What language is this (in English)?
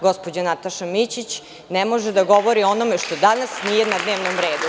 Serbian